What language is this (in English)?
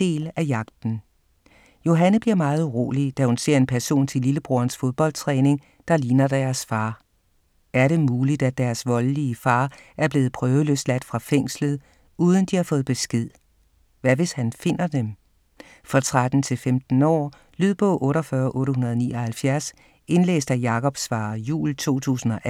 Danish